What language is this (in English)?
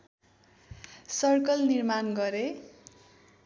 Nepali